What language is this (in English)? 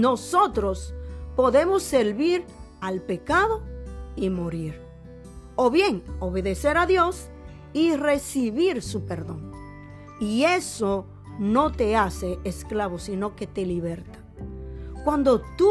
Spanish